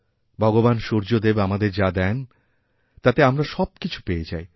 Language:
Bangla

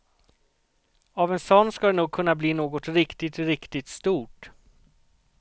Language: Swedish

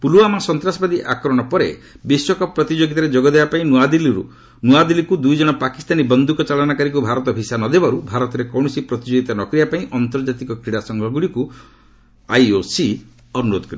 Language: Odia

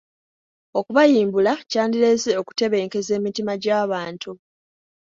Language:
Ganda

